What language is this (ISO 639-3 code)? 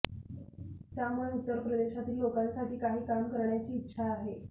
mar